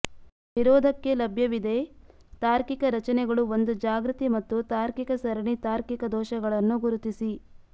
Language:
Kannada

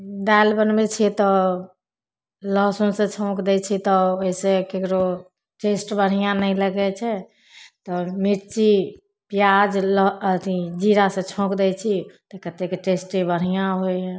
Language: Maithili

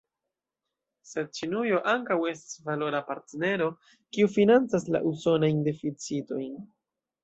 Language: Esperanto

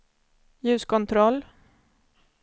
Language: Swedish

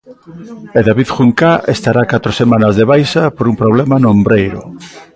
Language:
Galician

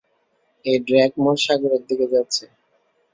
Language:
Bangla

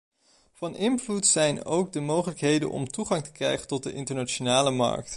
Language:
Dutch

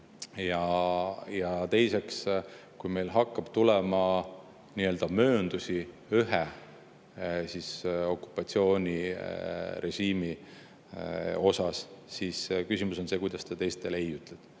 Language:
Estonian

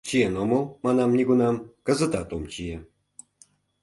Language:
Mari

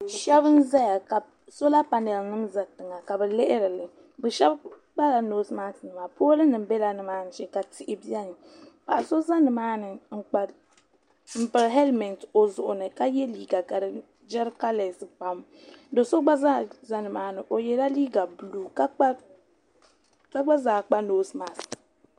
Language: Dagbani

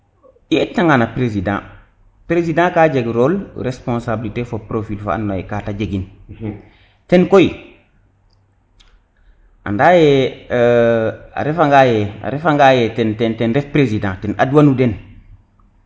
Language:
Serer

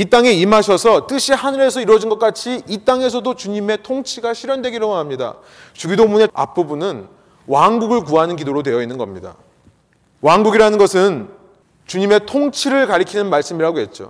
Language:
Korean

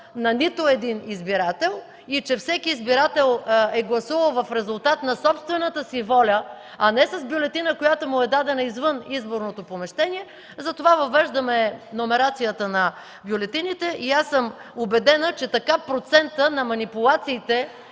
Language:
Bulgarian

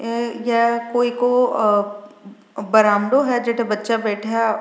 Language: Rajasthani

